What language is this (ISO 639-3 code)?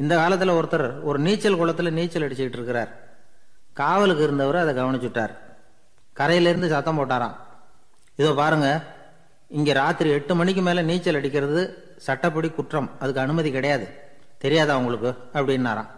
tam